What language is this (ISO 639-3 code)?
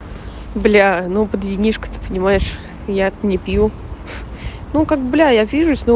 rus